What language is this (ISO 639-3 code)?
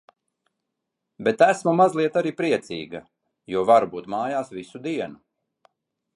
lav